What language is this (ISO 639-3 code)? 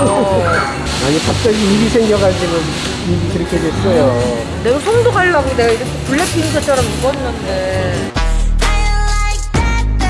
kor